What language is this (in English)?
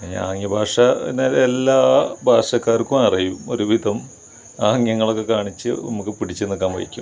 Malayalam